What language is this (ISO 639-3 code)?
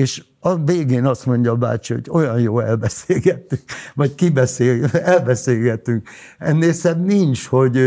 hun